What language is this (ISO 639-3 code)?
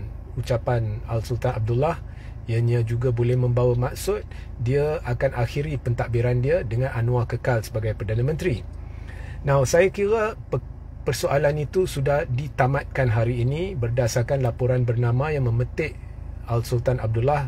msa